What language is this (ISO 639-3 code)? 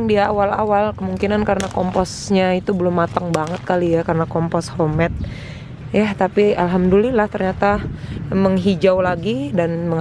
ind